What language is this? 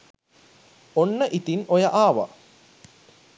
Sinhala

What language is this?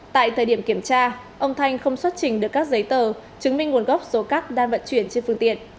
Vietnamese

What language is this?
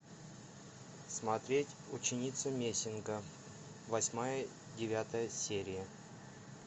Russian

